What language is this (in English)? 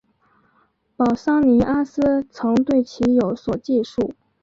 Chinese